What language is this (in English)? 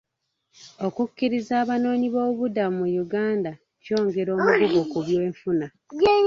Ganda